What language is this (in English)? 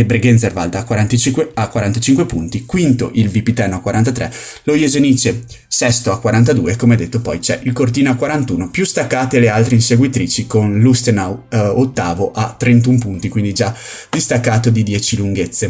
Italian